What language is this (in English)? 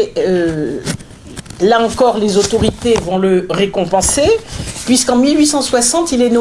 French